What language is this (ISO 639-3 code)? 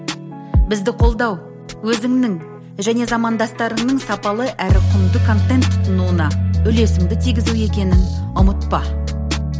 kaz